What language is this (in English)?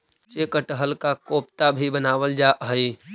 Magahi